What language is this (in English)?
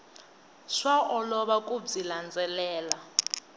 Tsonga